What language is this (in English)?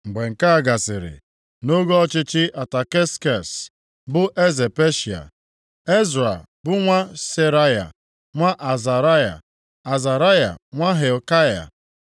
Igbo